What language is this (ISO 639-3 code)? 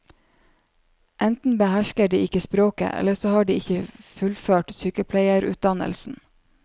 nor